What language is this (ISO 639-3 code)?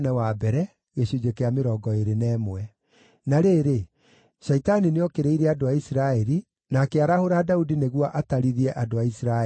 kik